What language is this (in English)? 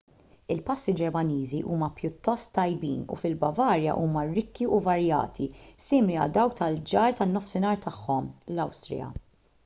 Maltese